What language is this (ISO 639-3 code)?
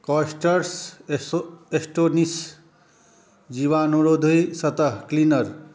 mai